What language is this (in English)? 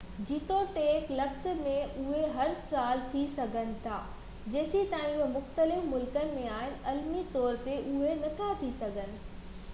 Sindhi